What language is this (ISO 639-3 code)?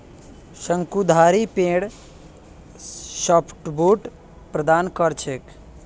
mag